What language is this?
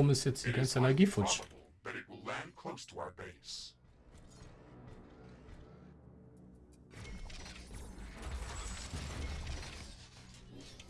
German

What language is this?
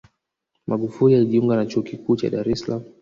Swahili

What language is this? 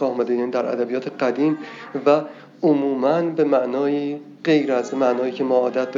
Persian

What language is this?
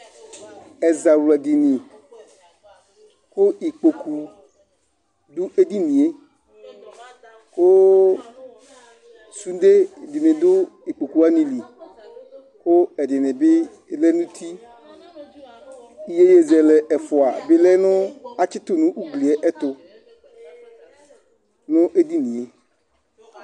Ikposo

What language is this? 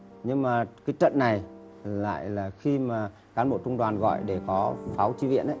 Vietnamese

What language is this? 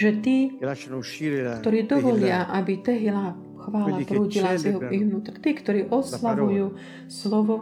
Slovak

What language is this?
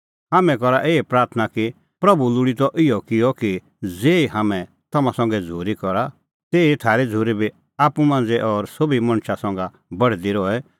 Kullu Pahari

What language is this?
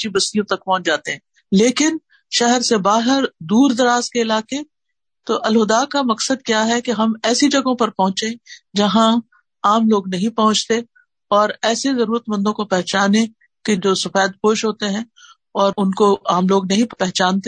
Urdu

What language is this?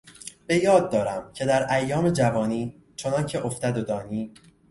Persian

